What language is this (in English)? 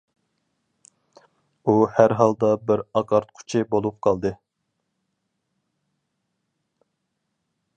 Uyghur